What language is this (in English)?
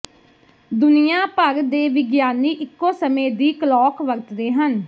Punjabi